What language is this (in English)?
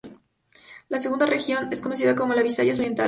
Spanish